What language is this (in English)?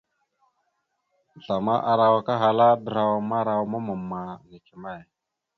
Mada (Cameroon)